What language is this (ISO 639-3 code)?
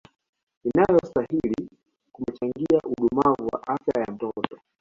swa